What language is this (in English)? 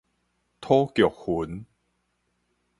Min Nan Chinese